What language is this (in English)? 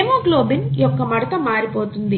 Telugu